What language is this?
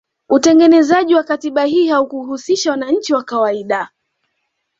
Swahili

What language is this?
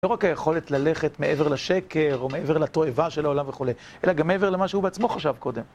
Hebrew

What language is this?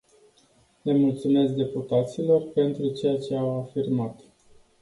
Romanian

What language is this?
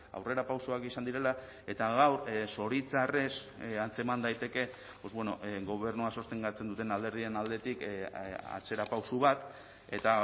Basque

